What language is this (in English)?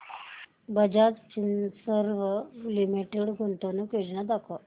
Marathi